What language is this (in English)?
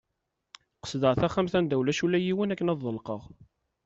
Kabyle